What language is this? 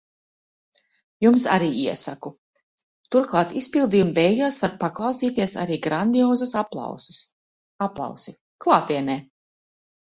Latvian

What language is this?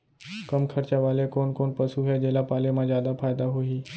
Chhattisgarhi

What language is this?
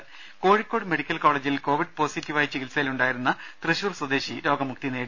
Malayalam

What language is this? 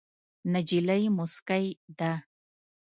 Pashto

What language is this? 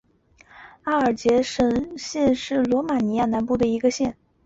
Chinese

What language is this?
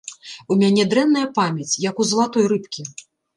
Belarusian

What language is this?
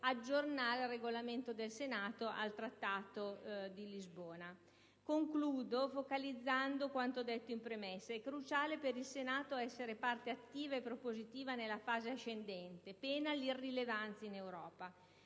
Italian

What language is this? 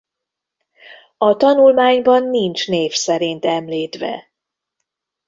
Hungarian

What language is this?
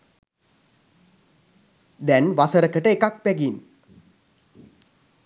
Sinhala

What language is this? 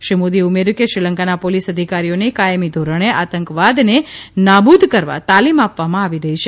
Gujarati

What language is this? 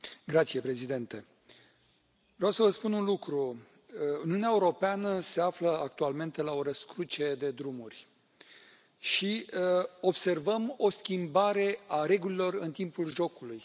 Romanian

